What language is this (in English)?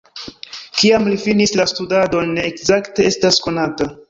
Esperanto